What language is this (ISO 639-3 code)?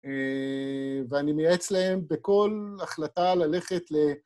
heb